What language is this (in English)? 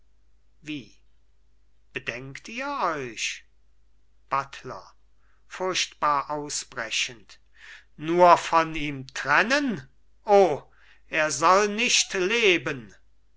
German